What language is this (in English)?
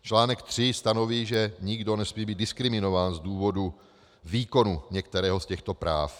Czech